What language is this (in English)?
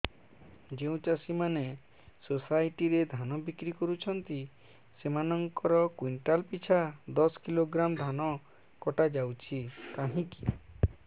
Odia